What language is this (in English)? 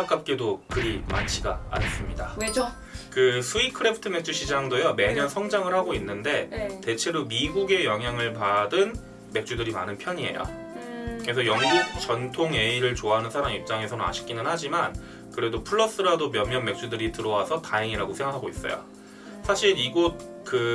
Korean